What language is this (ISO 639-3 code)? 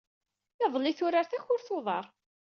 kab